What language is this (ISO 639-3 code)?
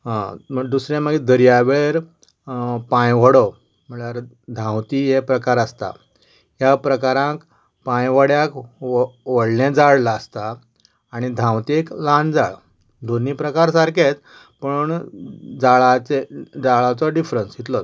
kok